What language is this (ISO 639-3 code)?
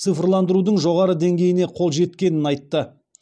kaz